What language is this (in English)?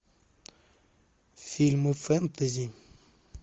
Russian